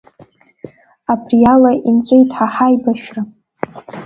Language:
Abkhazian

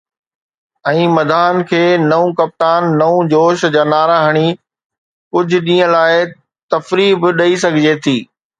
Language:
Sindhi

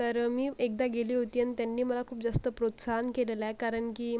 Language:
Marathi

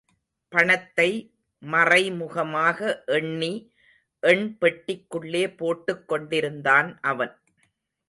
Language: Tamil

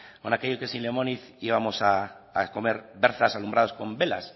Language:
Spanish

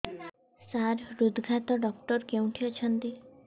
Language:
Odia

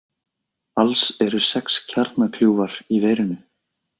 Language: Icelandic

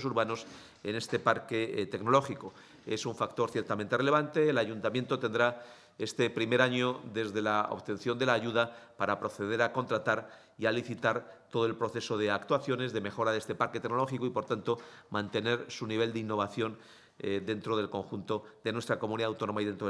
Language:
Spanish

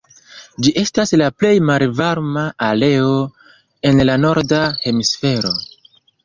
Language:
Esperanto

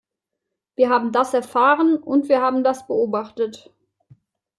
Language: German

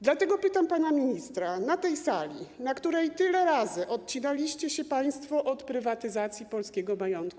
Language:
Polish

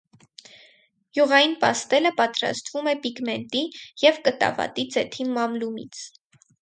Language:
Armenian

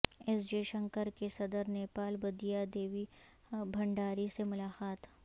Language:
Urdu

